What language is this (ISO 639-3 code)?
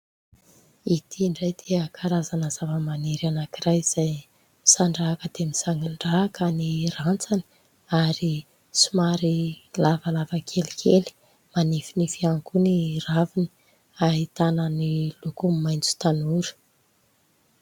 mlg